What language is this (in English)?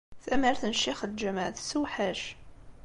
Kabyle